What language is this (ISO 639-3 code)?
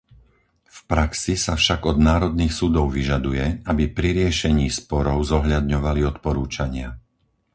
slk